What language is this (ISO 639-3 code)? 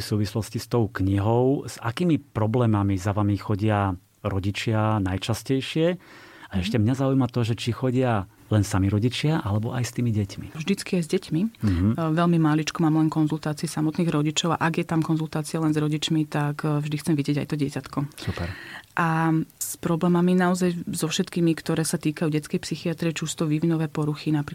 slk